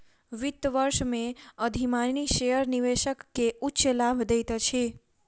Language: Maithili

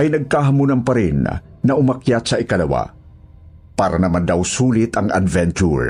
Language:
Filipino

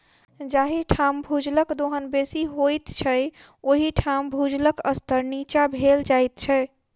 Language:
Maithili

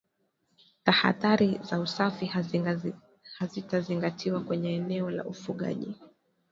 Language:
Swahili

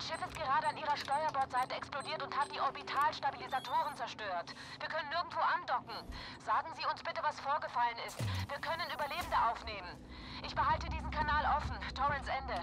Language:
German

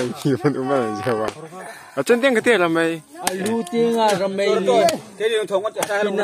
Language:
Thai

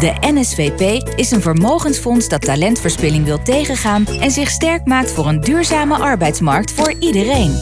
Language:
Dutch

